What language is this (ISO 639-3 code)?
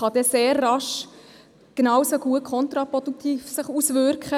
gsw